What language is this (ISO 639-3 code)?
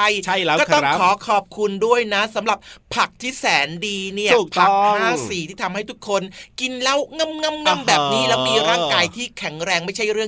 tha